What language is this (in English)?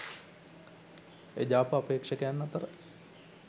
Sinhala